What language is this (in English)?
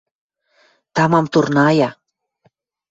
Western Mari